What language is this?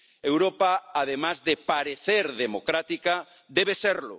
Spanish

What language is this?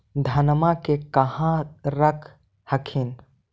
Magahi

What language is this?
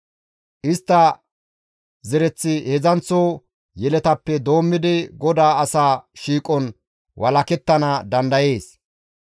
Gamo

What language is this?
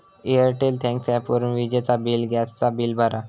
Marathi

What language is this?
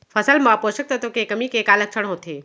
Chhattisgarhi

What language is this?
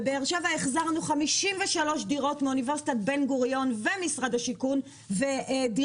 Hebrew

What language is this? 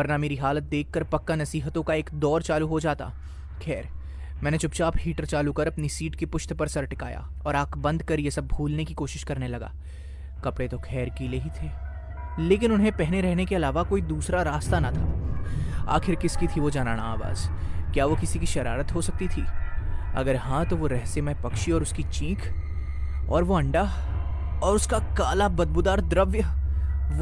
Hindi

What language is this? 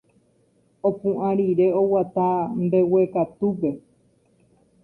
Guarani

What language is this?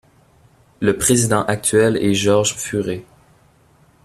French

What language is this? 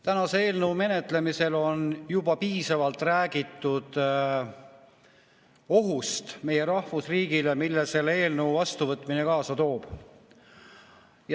Estonian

